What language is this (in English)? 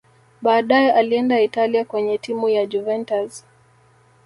Swahili